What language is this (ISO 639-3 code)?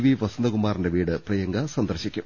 mal